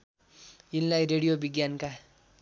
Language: Nepali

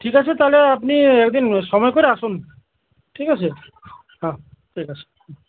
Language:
Bangla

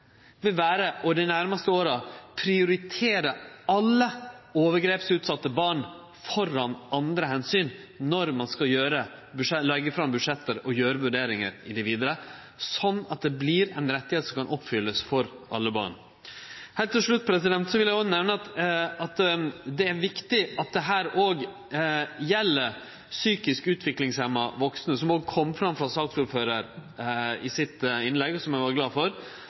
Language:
Norwegian Nynorsk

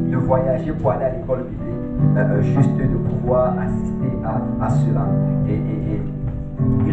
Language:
French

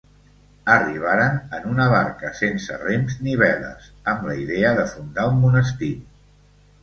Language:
Catalan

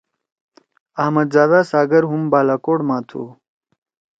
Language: Torwali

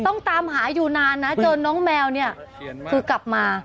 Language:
Thai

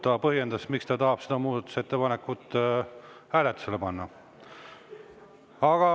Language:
Estonian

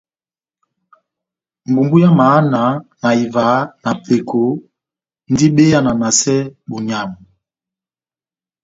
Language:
Batanga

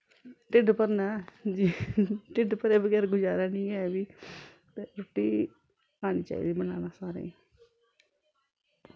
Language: Dogri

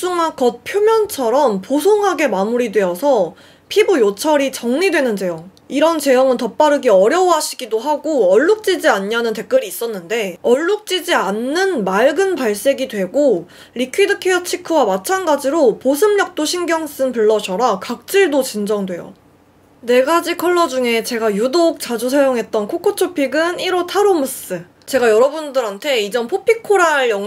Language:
Korean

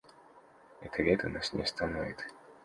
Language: Russian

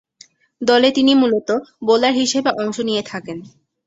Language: Bangla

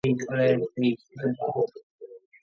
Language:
Georgian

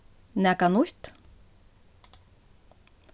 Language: Faroese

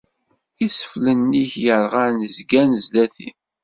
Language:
Kabyle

